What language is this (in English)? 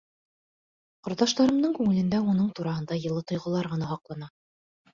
Bashkir